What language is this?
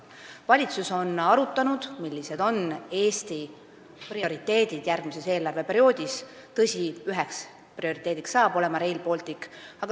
Estonian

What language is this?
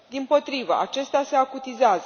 Romanian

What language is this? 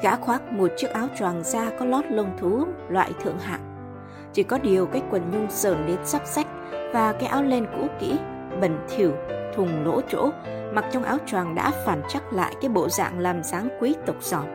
Vietnamese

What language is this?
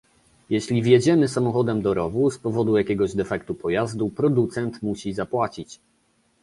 Polish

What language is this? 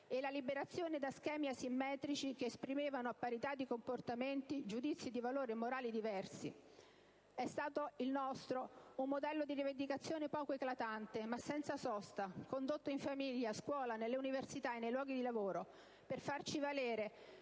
Italian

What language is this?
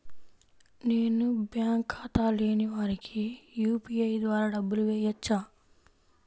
Telugu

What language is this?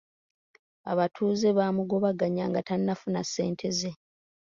Ganda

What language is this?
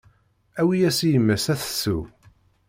Kabyle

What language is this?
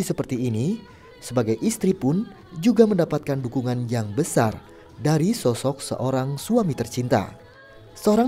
Indonesian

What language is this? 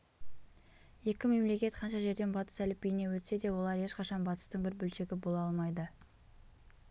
Kazakh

